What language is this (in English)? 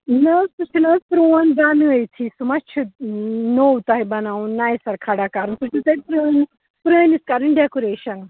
Kashmiri